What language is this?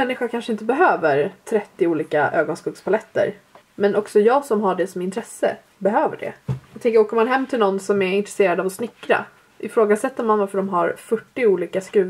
Swedish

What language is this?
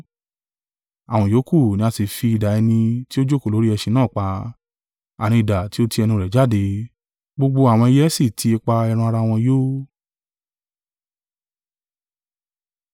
Yoruba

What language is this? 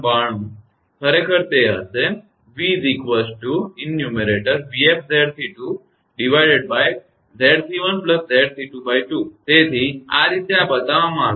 Gujarati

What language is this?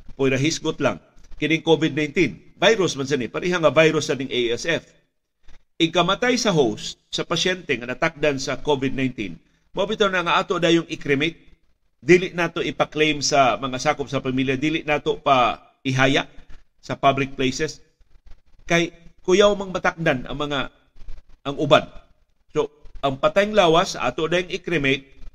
Filipino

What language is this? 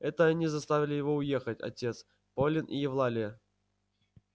Russian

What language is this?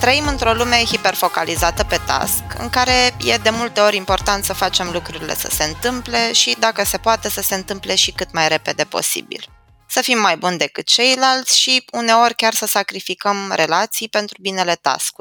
Romanian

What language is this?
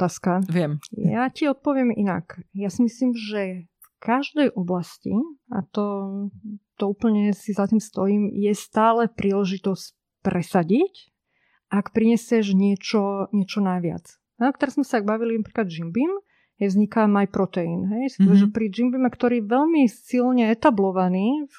Slovak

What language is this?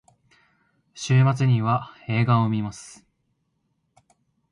Japanese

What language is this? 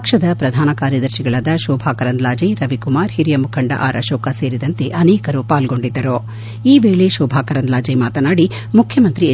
Kannada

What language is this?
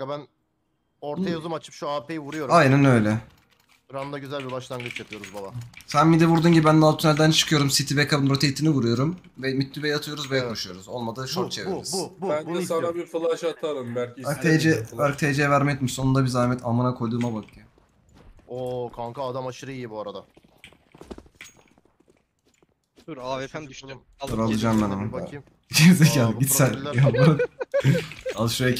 Turkish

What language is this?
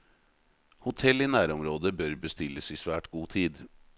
Norwegian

